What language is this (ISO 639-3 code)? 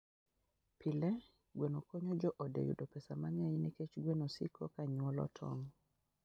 luo